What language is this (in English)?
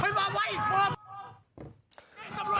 Thai